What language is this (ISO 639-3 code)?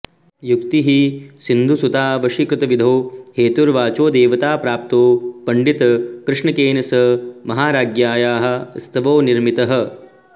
san